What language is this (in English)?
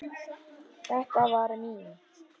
Icelandic